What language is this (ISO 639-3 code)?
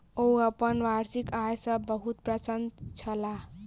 mai